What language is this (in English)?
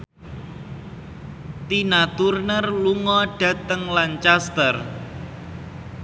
Javanese